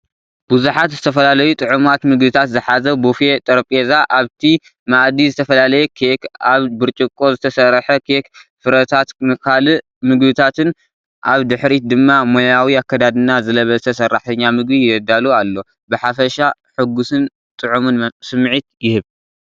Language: Tigrinya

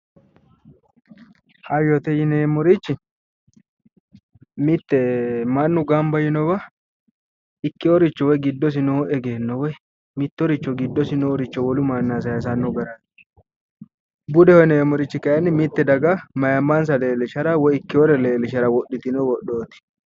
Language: Sidamo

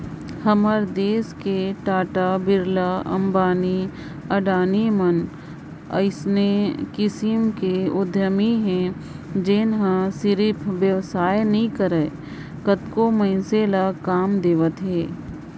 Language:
Chhattisgarhi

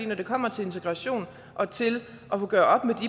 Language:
Danish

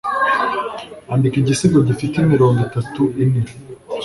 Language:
Kinyarwanda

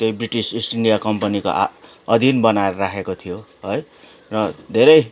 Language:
Nepali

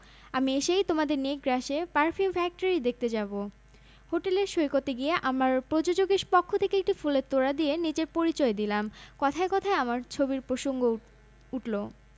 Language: Bangla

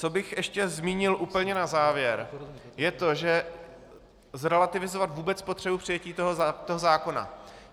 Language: Czech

